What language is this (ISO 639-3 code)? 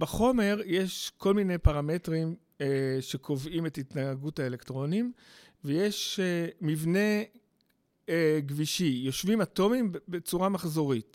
heb